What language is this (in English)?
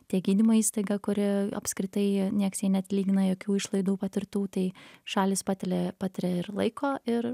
Lithuanian